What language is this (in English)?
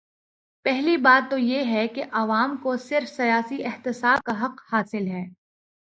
Urdu